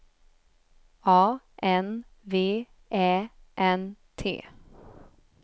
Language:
Swedish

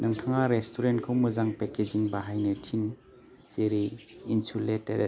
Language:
Bodo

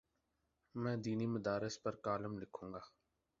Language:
Urdu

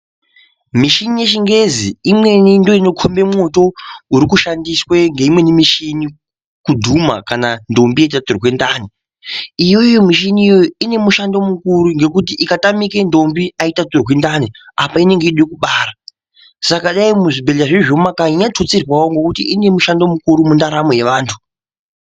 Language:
Ndau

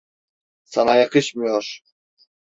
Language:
Turkish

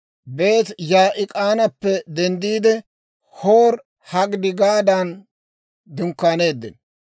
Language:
Dawro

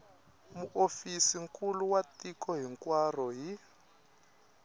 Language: Tsonga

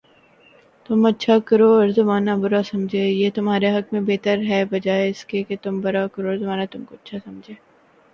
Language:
Urdu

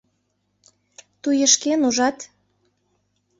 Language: Mari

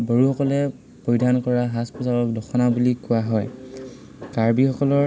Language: Assamese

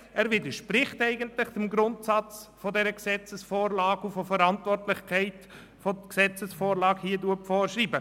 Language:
Swiss German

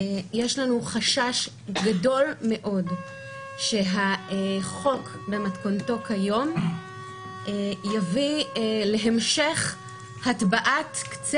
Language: Hebrew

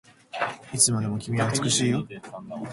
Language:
Japanese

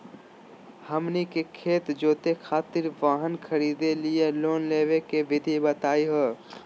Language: Magahi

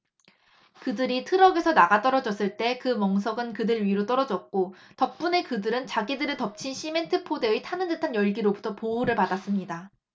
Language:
Korean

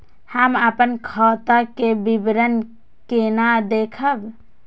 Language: Maithili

